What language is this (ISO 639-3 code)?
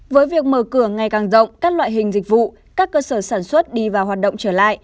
vie